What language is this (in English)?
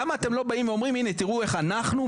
Hebrew